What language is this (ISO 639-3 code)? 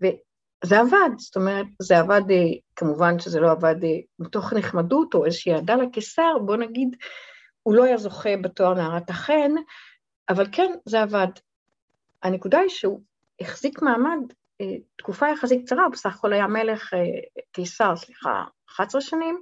heb